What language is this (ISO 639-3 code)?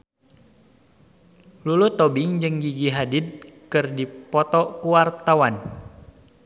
sun